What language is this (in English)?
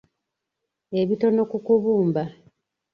Ganda